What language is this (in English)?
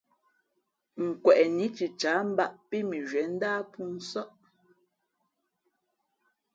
Fe'fe'